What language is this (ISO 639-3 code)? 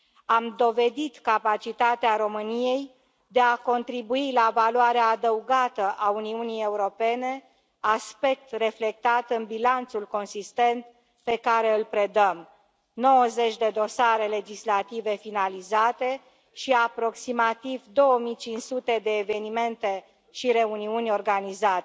ron